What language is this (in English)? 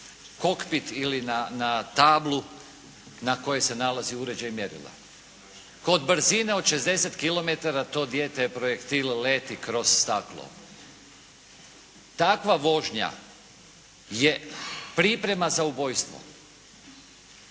Croatian